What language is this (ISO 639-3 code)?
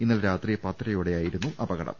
mal